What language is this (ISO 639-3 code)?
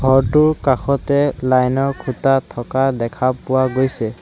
asm